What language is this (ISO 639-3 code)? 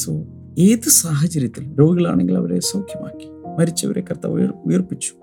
mal